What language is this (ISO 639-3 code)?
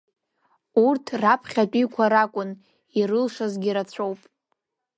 abk